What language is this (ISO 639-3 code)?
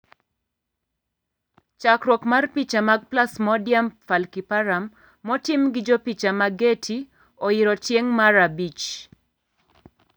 luo